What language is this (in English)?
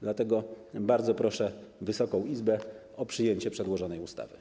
Polish